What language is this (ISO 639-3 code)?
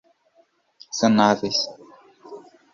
por